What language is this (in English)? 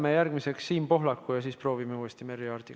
Estonian